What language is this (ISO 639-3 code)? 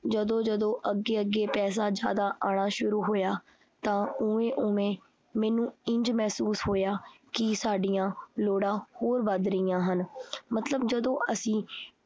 pan